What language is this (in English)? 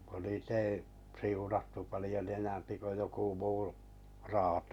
Finnish